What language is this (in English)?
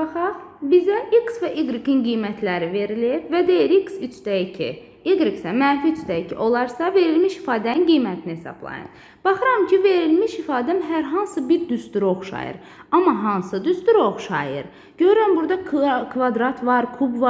Turkish